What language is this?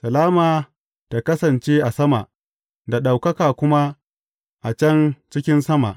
Hausa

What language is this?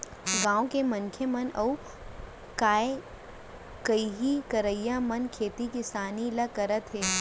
Chhattisgarhi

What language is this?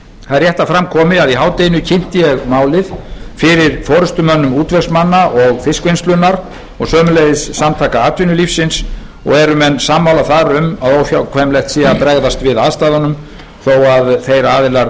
Icelandic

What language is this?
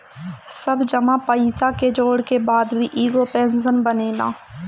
Bhojpuri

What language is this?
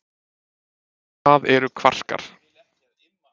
Icelandic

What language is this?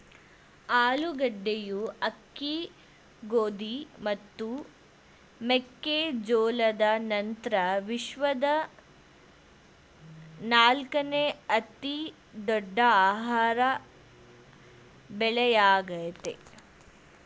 Kannada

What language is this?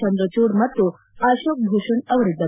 Kannada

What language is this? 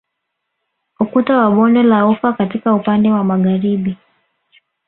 Swahili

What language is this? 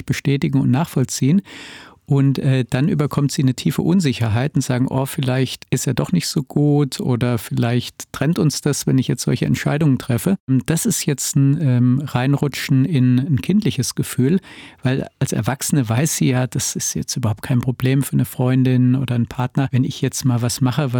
German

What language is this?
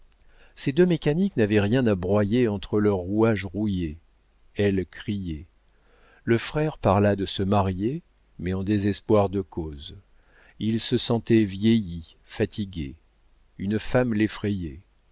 French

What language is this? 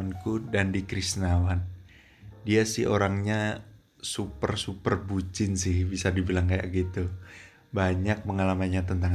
Indonesian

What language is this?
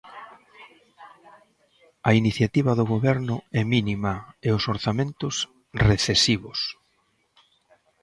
Galician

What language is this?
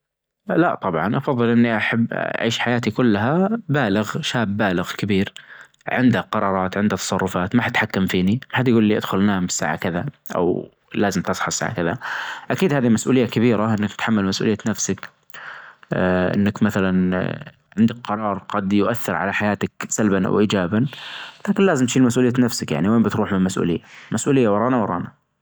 Najdi Arabic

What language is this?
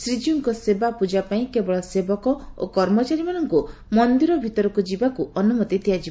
Odia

